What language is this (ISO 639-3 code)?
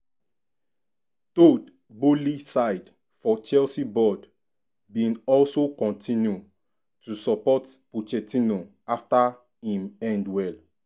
pcm